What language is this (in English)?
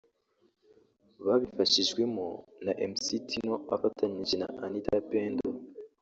Kinyarwanda